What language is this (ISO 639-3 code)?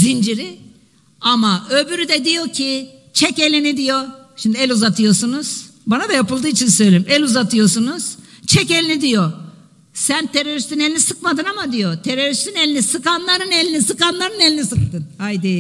tur